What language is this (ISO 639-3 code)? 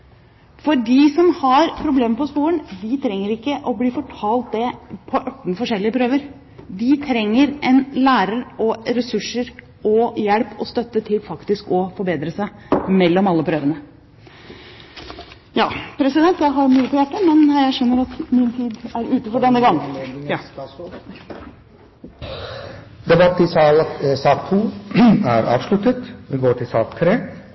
nob